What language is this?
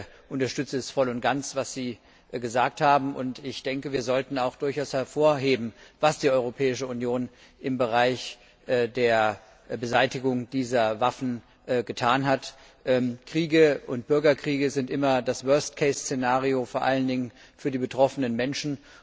German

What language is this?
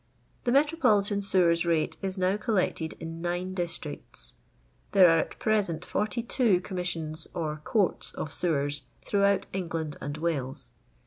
English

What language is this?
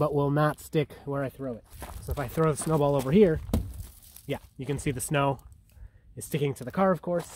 English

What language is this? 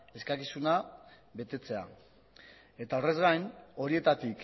Basque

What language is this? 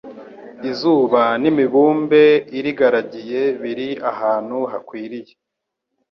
Kinyarwanda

